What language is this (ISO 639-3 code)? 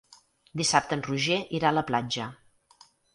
cat